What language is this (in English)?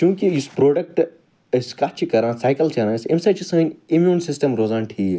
Kashmiri